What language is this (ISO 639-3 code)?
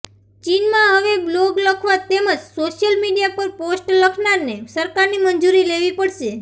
guj